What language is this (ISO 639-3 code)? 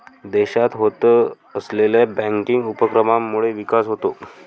mar